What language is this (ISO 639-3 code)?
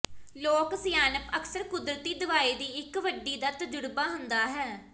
pan